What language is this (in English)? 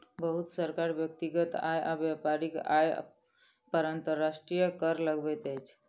Maithili